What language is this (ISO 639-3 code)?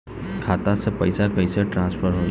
bho